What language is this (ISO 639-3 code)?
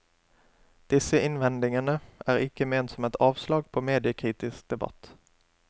nor